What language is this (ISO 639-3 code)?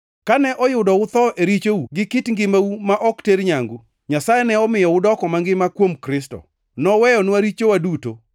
luo